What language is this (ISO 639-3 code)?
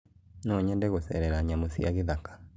kik